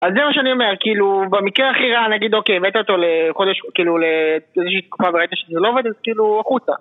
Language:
Hebrew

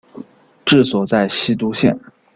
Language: Chinese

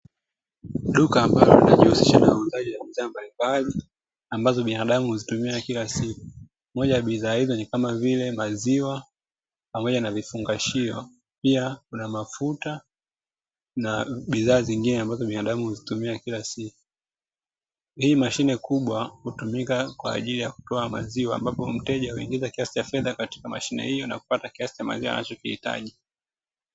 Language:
Swahili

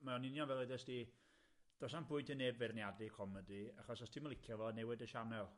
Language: Welsh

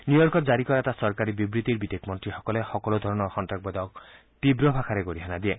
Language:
Assamese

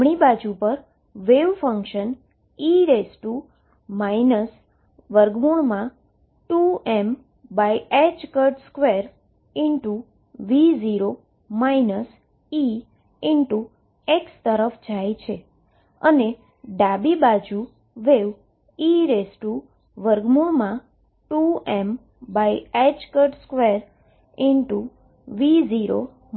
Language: Gujarati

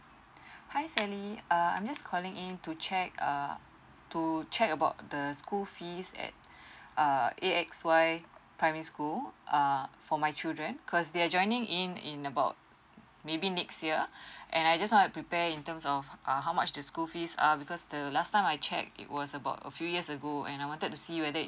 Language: English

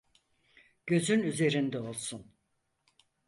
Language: Turkish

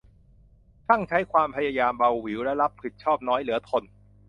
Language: Thai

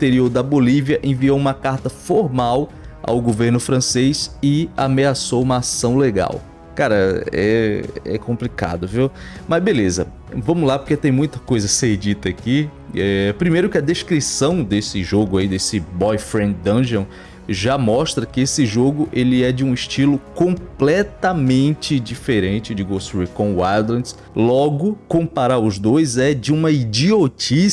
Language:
Portuguese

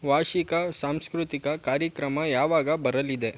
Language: Kannada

